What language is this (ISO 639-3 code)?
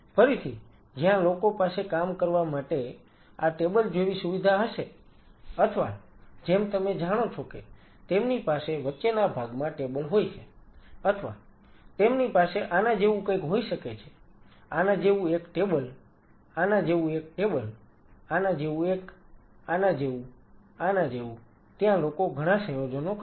guj